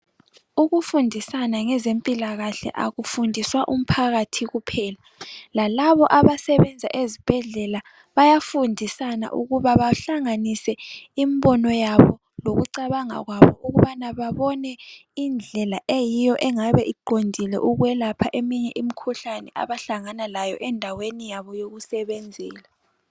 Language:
North Ndebele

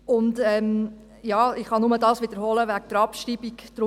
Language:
Swiss German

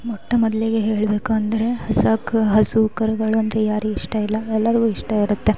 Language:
Kannada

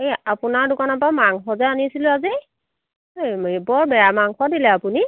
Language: Assamese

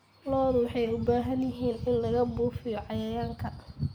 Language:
Somali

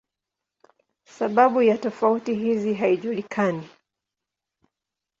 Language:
Swahili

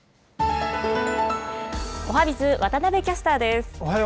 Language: Japanese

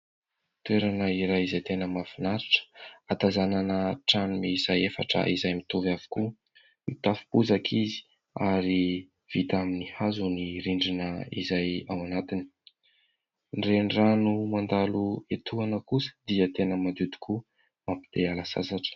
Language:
Malagasy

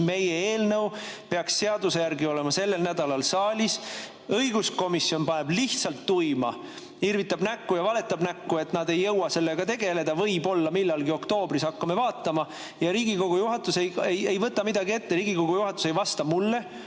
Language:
Estonian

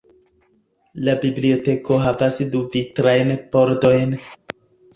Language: Esperanto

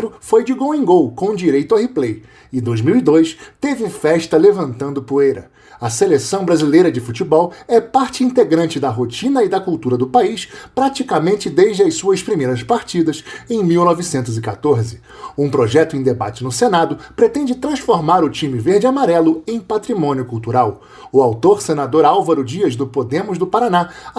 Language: Portuguese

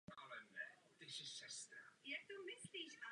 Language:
Czech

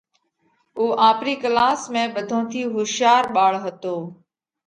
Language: Parkari Koli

